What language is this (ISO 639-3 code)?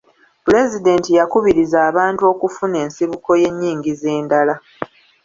lug